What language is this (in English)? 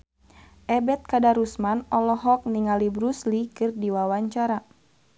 Sundanese